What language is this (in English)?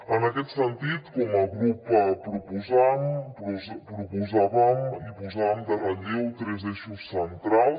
Catalan